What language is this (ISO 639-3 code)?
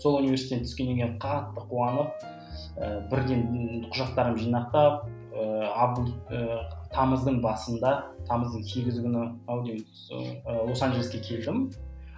kaz